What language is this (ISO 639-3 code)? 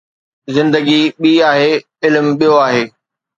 snd